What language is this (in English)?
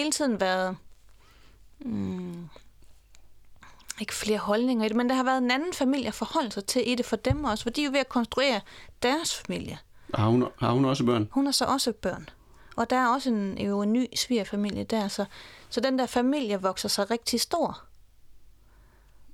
Danish